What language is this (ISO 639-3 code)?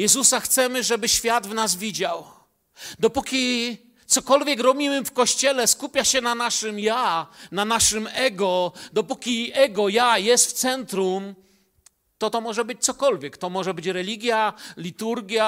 pol